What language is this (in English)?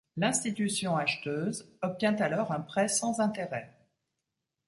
French